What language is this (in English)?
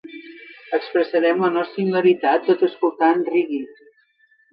Catalan